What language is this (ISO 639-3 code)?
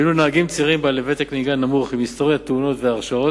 heb